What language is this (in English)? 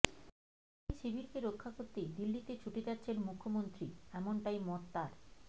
Bangla